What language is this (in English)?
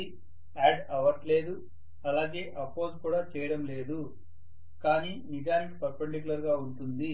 Telugu